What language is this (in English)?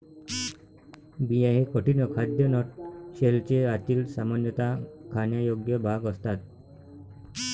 Marathi